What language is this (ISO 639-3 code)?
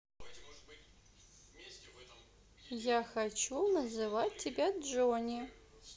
rus